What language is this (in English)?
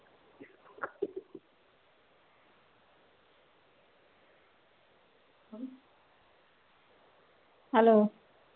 Punjabi